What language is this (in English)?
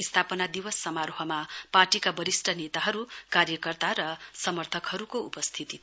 Nepali